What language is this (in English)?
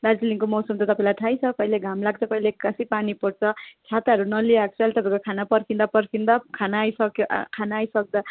Nepali